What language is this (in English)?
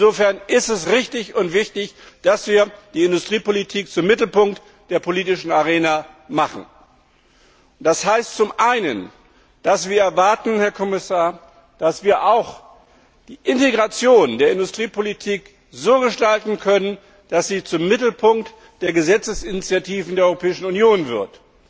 German